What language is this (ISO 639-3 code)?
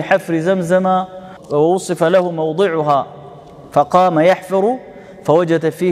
ara